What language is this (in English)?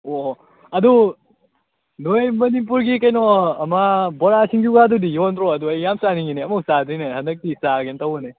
Manipuri